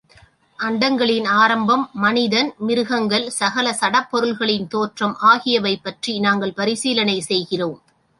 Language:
Tamil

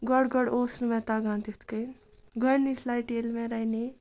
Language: Kashmiri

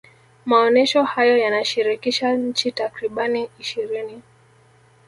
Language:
Swahili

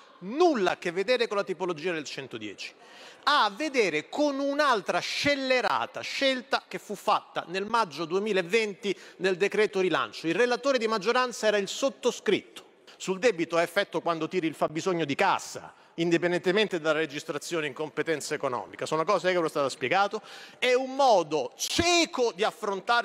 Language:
Italian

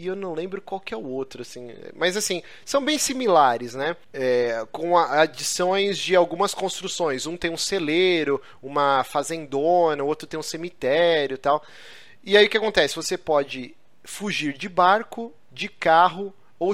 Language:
Portuguese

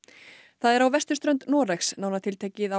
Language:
Icelandic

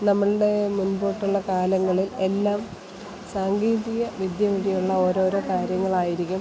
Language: Malayalam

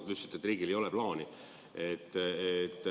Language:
Estonian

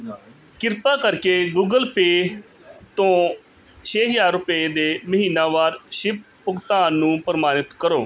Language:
Punjabi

